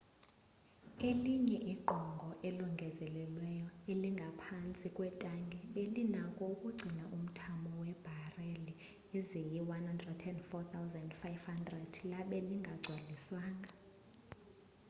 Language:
Xhosa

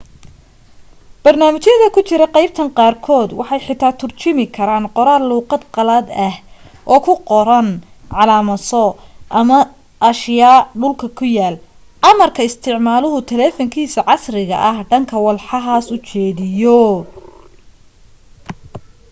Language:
Somali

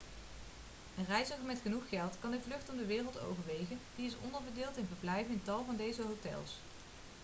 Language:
Dutch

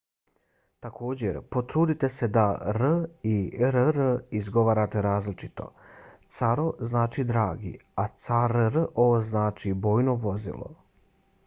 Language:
Bosnian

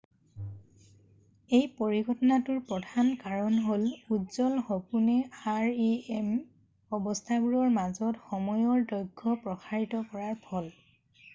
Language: Assamese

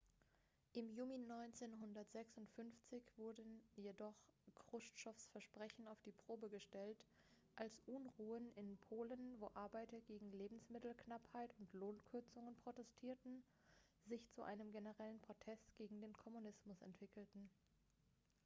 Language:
German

